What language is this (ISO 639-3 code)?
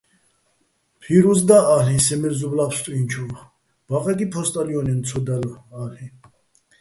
bbl